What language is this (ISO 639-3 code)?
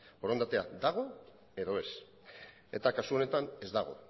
eus